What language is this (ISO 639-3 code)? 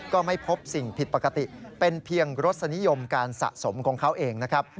tha